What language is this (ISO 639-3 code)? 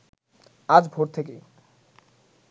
ben